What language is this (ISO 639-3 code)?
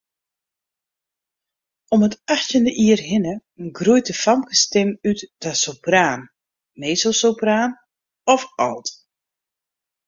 fry